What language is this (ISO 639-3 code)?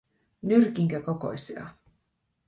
fin